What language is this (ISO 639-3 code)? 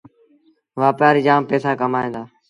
sbn